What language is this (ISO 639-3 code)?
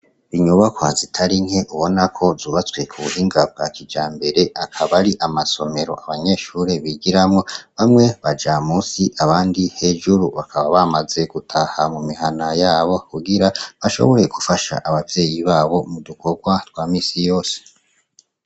run